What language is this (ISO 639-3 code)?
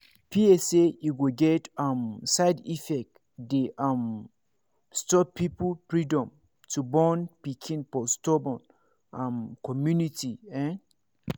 pcm